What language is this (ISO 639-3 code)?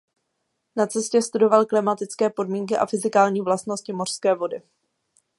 ces